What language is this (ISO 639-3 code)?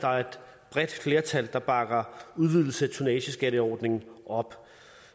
dan